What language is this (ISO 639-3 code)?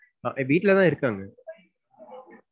tam